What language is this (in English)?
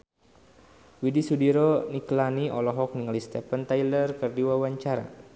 Sundanese